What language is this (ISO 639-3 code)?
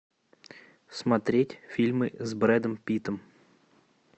rus